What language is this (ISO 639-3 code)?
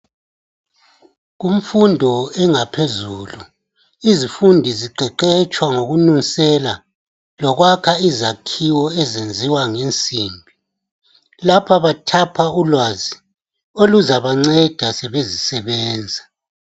nde